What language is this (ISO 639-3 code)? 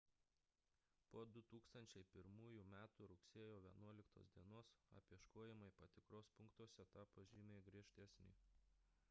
lit